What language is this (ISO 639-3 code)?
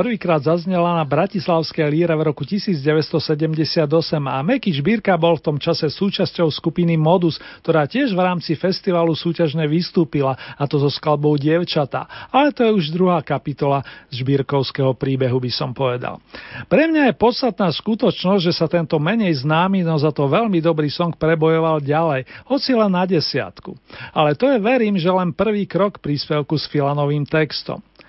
slk